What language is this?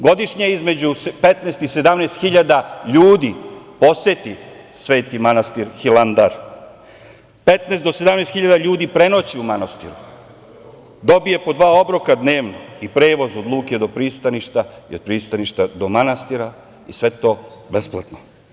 Serbian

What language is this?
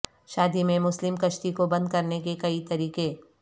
Urdu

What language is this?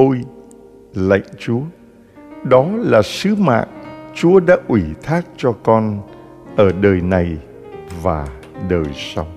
Vietnamese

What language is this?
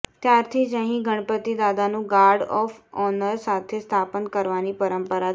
Gujarati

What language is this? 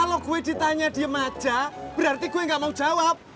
Indonesian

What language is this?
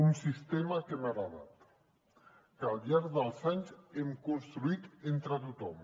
Catalan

